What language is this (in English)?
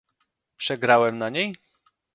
Polish